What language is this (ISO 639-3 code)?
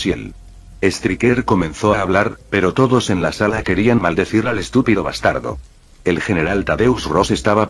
spa